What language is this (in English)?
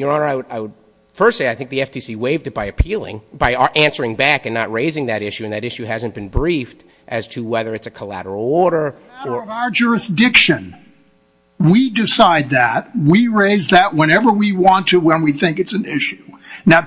English